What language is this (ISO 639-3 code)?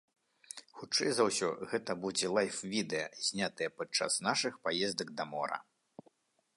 bel